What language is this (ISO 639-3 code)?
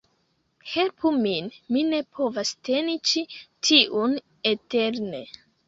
epo